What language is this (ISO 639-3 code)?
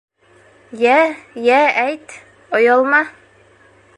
bak